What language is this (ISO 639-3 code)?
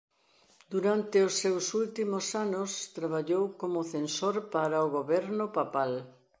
glg